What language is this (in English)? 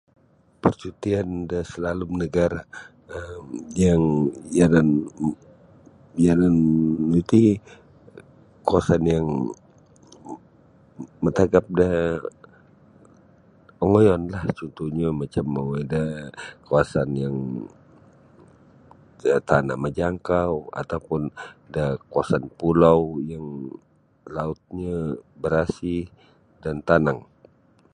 Sabah Bisaya